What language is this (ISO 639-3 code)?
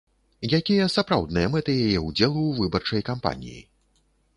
bel